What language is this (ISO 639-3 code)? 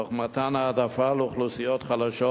heb